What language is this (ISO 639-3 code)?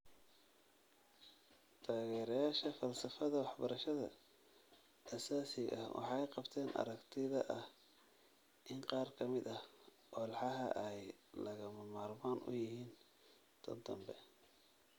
som